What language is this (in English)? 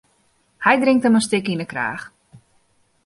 Western Frisian